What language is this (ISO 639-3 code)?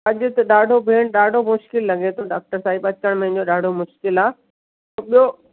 snd